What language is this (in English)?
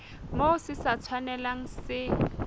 Southern Sotho